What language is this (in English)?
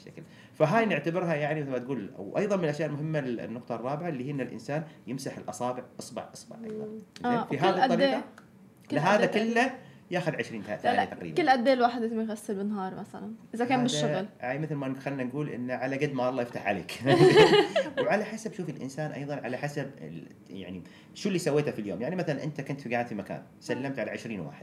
Arabic